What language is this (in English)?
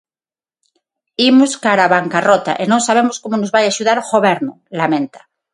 Galician